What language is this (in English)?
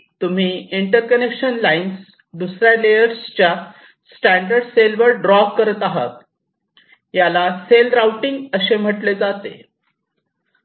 Marathi